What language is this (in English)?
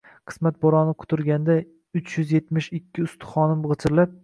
Uzbek